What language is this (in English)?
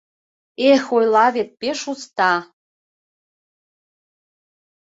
Mari